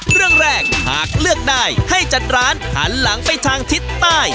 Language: Thai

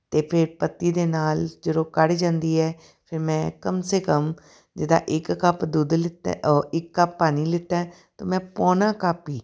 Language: Punjabi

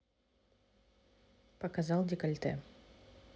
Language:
Russian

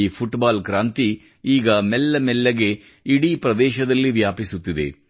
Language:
Kannada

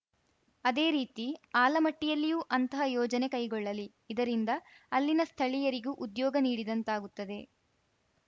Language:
Kannada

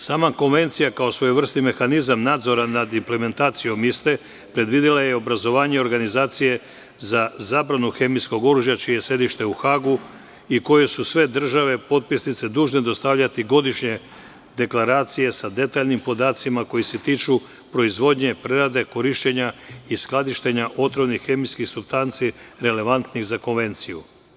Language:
Serbian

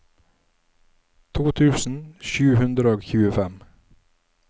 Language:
Norwegian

